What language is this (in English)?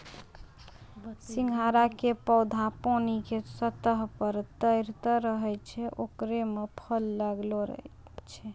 Maithili